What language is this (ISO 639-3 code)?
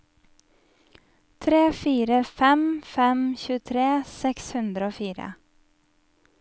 nor